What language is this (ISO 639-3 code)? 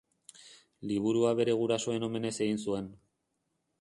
eus